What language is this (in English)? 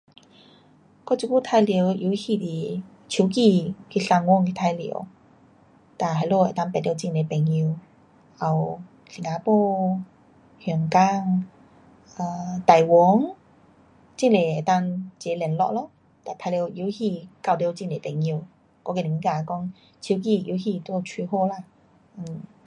Pu-Xian Chinese